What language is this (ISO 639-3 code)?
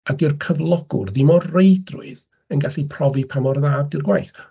cym